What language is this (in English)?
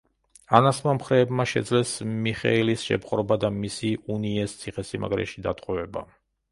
Georgian